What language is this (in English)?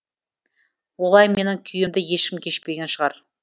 Kazakh